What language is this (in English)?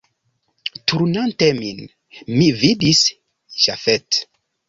Esperanto